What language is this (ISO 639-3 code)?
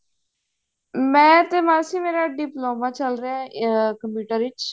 pan